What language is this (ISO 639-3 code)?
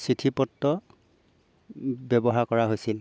asm